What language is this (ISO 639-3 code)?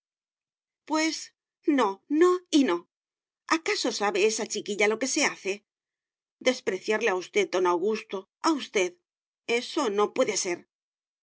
spa